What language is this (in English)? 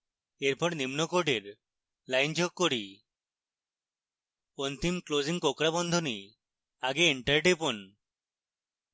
Bangla